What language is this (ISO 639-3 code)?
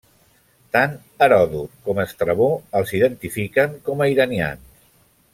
cat